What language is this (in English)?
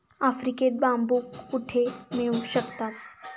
Marathi